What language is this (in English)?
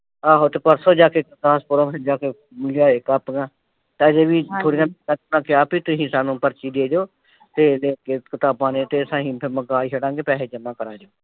Punjabi